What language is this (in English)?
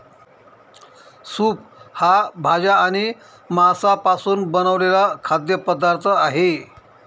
Marathi